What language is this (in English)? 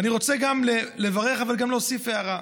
Hebrew